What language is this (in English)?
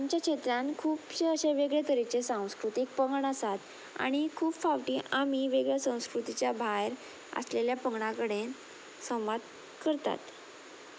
Konkani